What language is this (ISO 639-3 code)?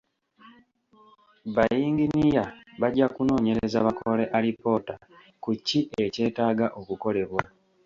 lug